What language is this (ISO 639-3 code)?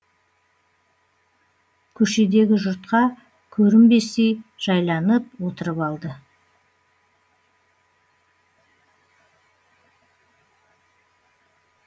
kaz